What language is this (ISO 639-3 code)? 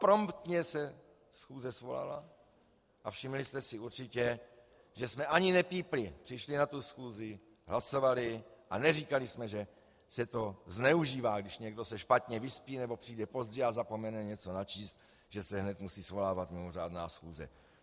ces